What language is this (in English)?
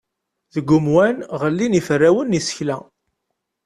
Kabyle